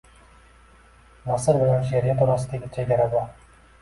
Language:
Uzbek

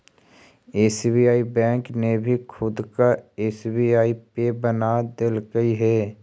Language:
Magahi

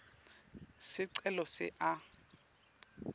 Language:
Swati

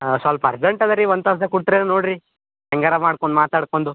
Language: Kannada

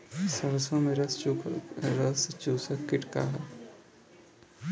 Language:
Bhojpuri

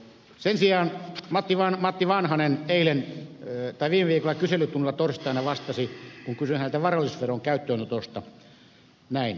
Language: Finnish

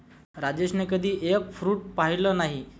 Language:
Marathi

